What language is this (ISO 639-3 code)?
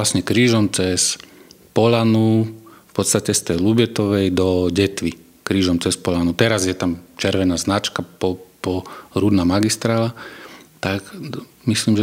slk